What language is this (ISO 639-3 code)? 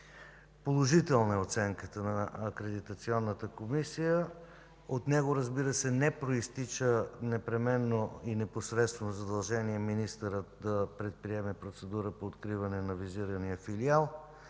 bul